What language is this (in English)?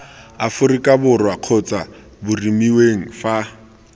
Tswana